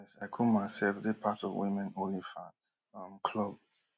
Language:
Nigerian Pidgin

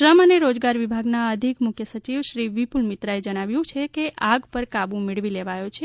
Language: Gujarati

